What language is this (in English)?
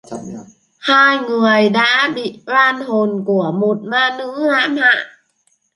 Vietnamese